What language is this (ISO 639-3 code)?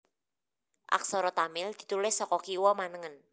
jav